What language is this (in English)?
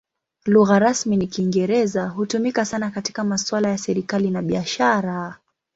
Swahili